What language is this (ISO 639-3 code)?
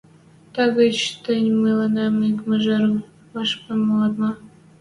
mrj